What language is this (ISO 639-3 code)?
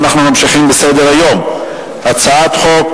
heb